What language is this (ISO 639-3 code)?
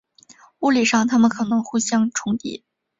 zho